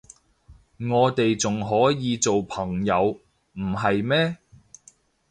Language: Cantonese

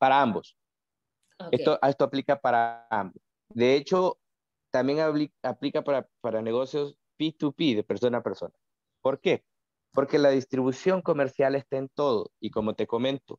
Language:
Spanish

